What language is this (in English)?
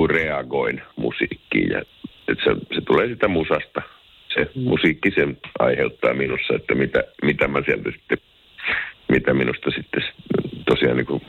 Finnish